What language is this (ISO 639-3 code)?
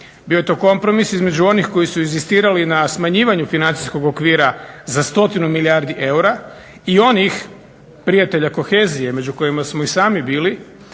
hrv